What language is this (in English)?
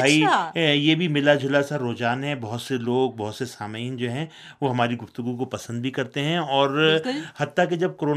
Urdu